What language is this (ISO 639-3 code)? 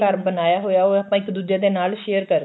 pan